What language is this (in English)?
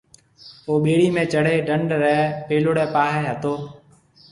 Marwari (Pakistan)